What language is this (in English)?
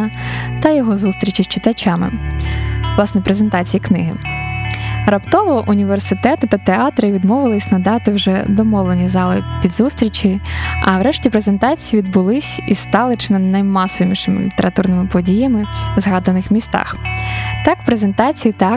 Ukrainian